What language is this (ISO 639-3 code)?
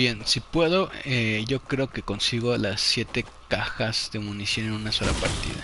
spa